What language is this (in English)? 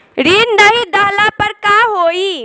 Bhojpuri